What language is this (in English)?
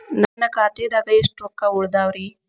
Kannada